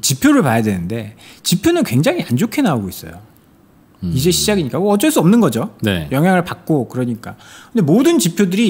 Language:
Korean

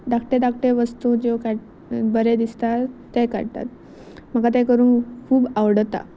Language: Konkani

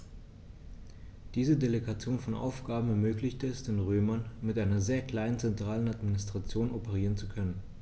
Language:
German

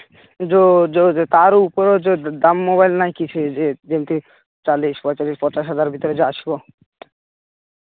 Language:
Odia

